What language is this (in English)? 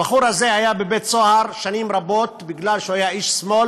Hebrew